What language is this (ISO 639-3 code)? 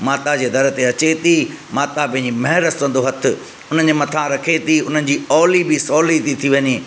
snd